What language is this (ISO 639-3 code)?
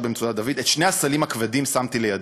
heb